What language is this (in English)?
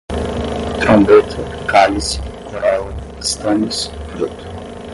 Portuguese